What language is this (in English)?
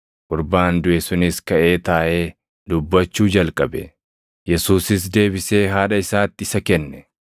Oromo